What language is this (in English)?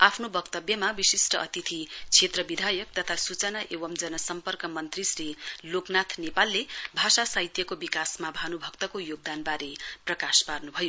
Nepali